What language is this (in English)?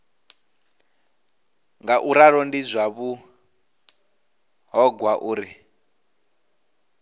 Venda